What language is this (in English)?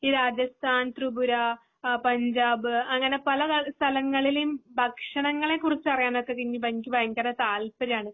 Malayalam